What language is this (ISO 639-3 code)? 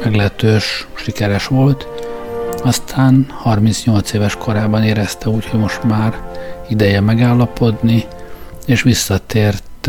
hun